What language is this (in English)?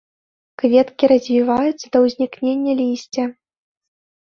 Belarusian